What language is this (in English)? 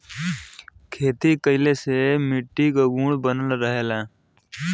Bhojpuri